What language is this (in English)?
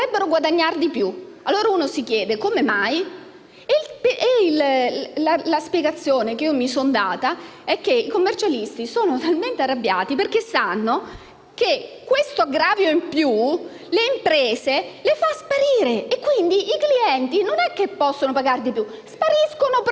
Italian